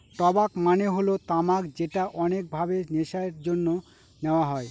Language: Bangla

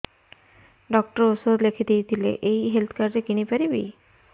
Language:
Odia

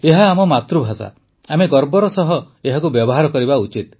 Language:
Odia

